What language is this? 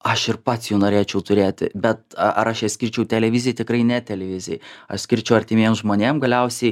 Lithuanian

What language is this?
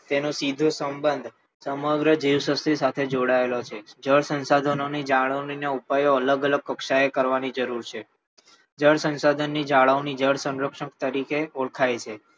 Gujarati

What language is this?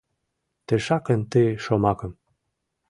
Mari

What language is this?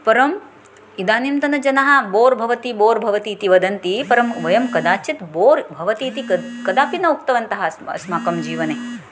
Sanskrit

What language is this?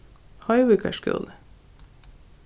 Faroese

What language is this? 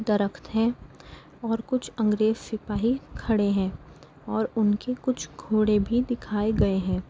Urdu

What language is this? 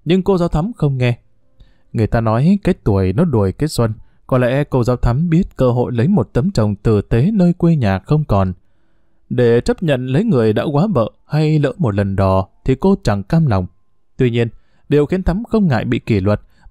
Vietnamese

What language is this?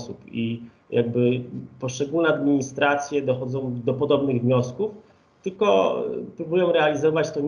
Polish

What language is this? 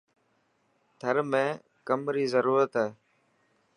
Dhatki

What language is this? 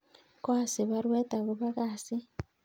Kalenjin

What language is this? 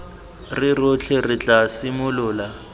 Tswana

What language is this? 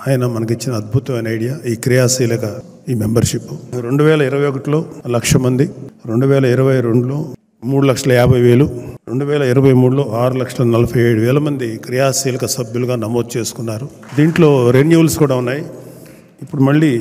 Telugu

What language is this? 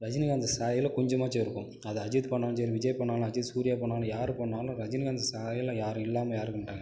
Tamil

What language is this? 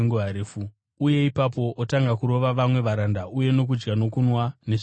Shona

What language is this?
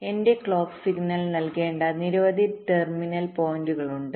Malayalam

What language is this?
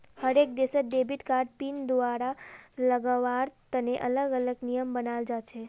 Magahi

